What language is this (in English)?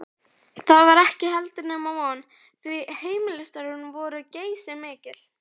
Icelandic